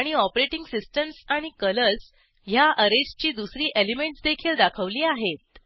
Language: Marathi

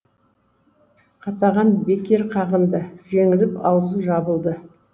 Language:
Kazakh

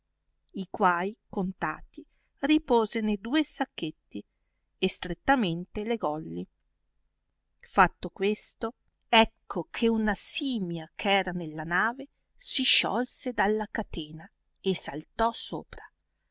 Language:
Italian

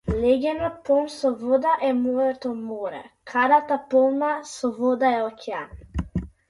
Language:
Macedonian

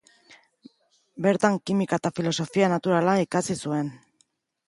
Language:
Basque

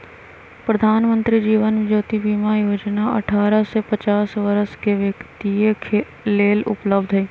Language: Magahi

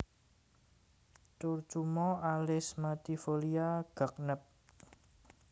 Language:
Javanese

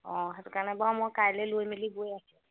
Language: Assamese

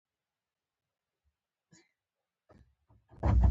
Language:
Pashto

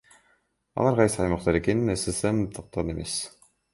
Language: Kyrgyz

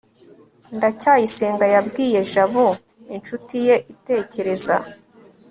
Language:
Kinyarwanda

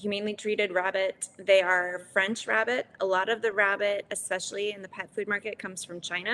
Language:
English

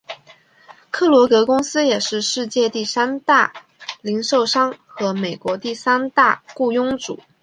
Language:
Chinese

